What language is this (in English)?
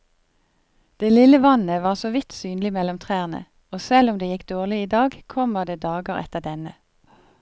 Norwegian